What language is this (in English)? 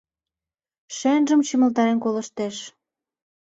Mari